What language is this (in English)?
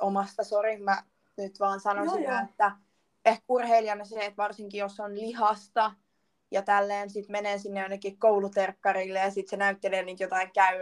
Finnish